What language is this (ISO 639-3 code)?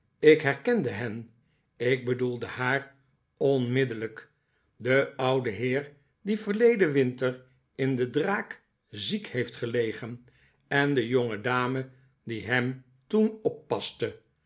nld